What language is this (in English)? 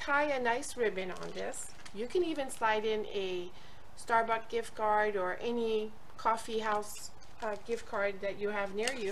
English